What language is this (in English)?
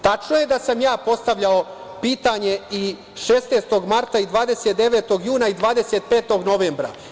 Serbian